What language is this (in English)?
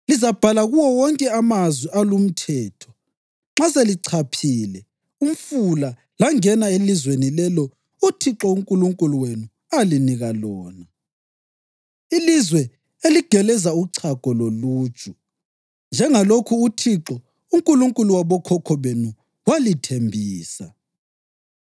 North Ndebele